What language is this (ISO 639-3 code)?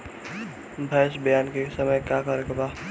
bho